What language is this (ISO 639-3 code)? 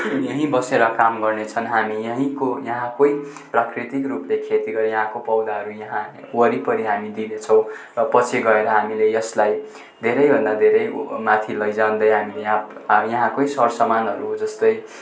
nep